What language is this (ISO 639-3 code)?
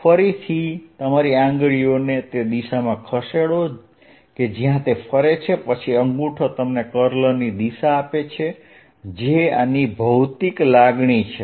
guj